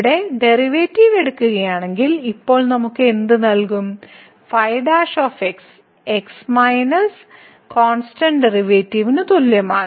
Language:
Malayalam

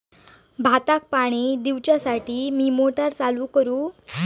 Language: Marathi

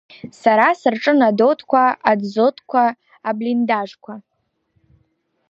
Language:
Abkhazian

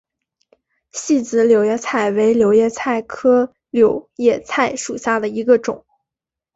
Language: Chinese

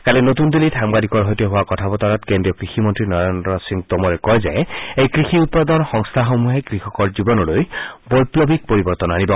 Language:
Assamese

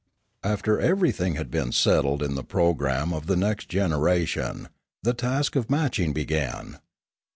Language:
English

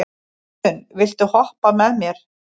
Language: Icelandic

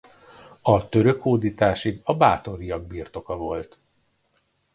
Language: Hungarian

